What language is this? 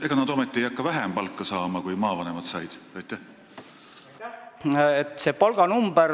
Estonian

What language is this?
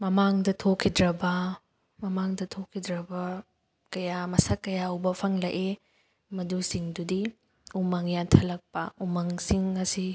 Manipuri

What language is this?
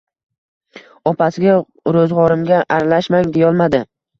Uzbek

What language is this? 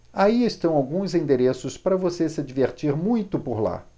Portuguese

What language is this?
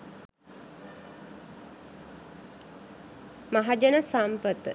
Sinhala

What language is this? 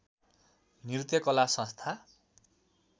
Nepali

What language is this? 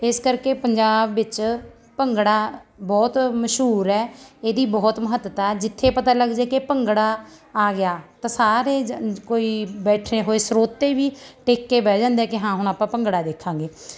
Punjabi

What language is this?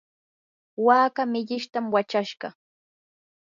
Yanahuanca Pasco Quechua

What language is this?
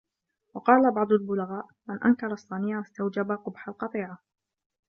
Arabic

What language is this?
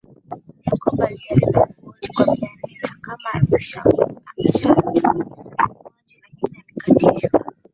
Swahili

